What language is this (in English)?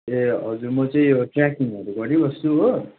Nepali